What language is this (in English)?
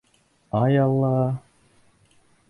Bashkir